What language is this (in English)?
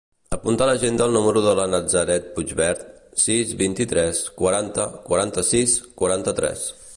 Catalan